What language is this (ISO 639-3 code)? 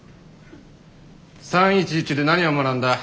jpn